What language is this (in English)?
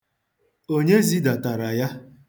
Igbo